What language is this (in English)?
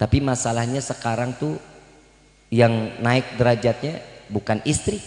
Indonesian